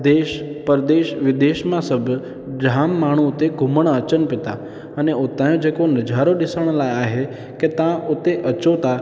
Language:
Sindhi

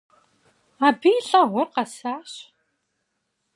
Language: Kabardian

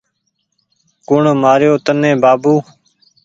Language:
Goaria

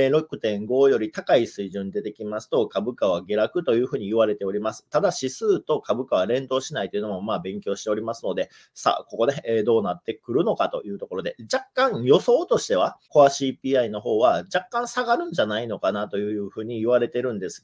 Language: Japanese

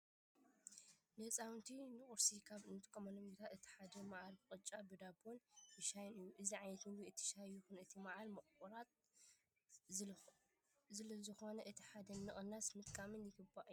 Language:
Tigrinya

